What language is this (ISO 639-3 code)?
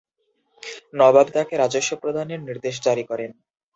ben